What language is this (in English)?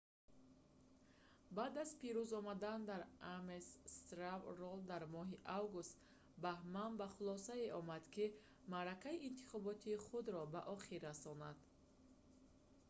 Tajik